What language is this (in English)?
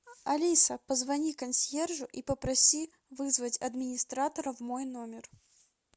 Russian